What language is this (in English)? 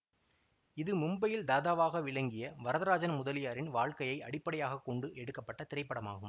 Tamil